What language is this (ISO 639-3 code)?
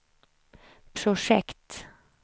swe